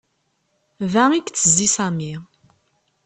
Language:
Kabyle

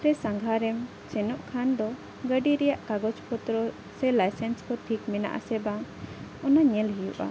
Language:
Santali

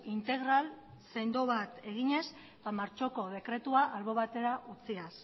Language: Basque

